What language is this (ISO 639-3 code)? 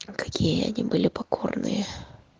rus